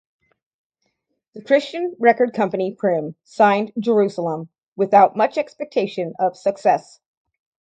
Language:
English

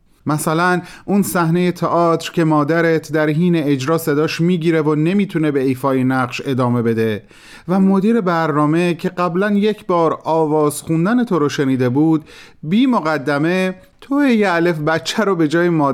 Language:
Persian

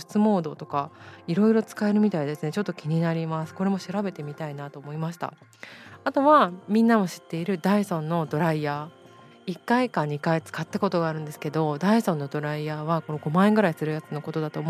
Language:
Japanese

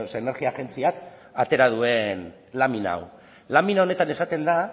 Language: Basque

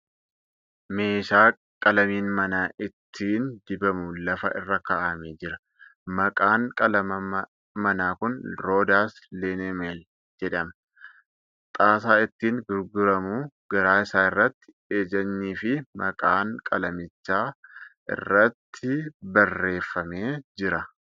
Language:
Oromo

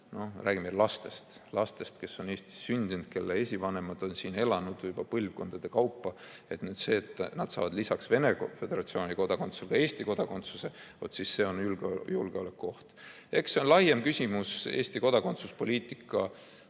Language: Estonian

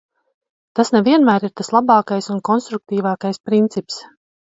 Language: Latvian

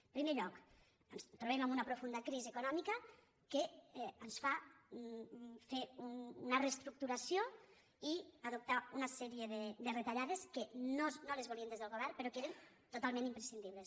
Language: Catalan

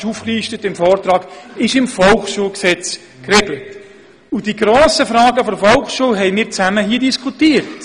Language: Swiss German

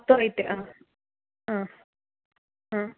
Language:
Malayalam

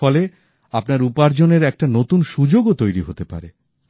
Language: Bangla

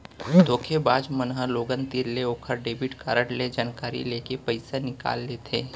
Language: Chhattisgarhi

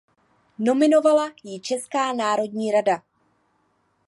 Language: Czech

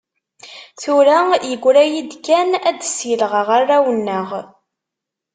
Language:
Kabyle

